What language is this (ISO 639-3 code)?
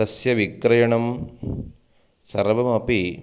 san